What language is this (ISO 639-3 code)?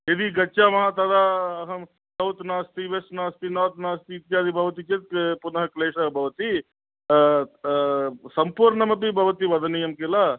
san